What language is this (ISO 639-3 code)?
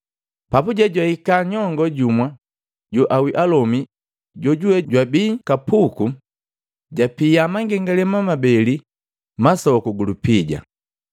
mgv